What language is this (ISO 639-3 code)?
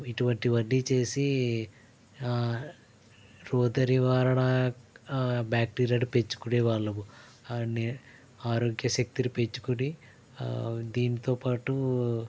tel